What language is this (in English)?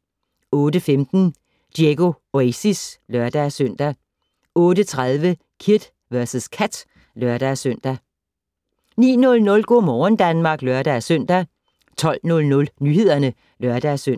Danish